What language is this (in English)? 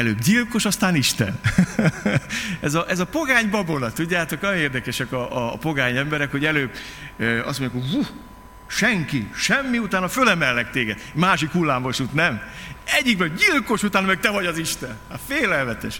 Hungarian